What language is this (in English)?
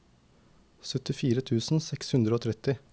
Norwegian